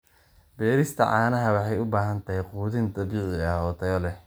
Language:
Somali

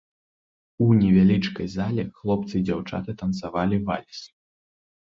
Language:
Belarusian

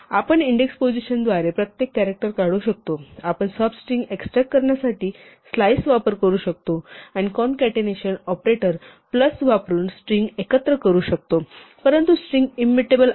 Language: Marathi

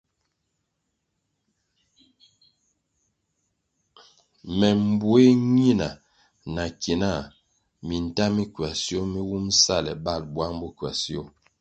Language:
Kwasio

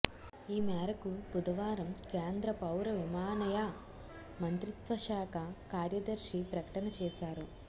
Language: Telugu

